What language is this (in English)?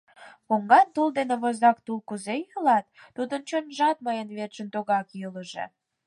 Mari